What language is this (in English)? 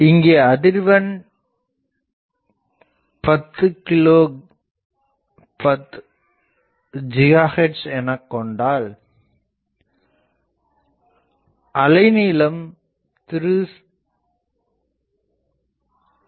Tamil